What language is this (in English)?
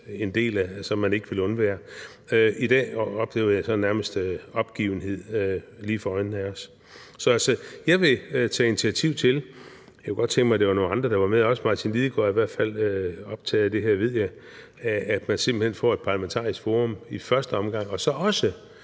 Danish